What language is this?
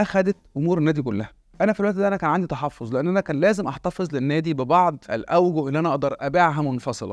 Arabic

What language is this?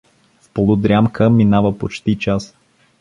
Bulgarian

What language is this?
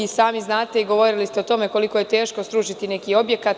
Serbian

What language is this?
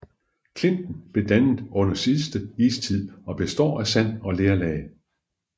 Danish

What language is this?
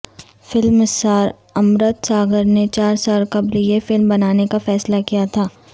Urdu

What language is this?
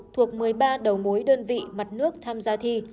Vietnamese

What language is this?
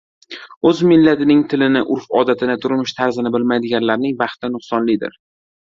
Uzbek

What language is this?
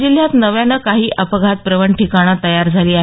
Marathi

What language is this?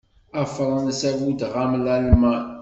Kabyle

